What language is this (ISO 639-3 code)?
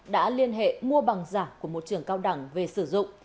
vie